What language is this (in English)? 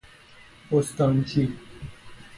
Persian